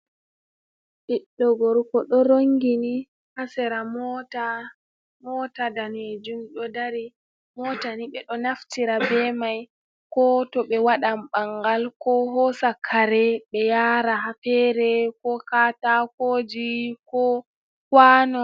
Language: Fula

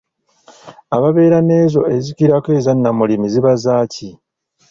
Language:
Ganda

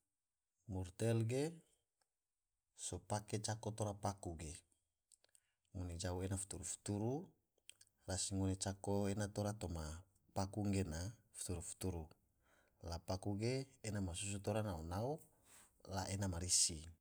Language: Tidore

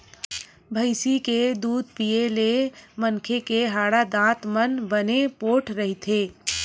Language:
Chhattisgarhi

